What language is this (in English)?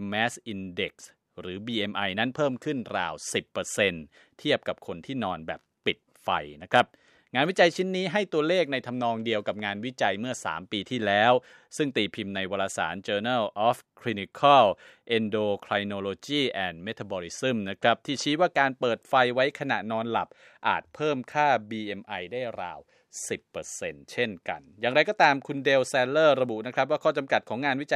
Thai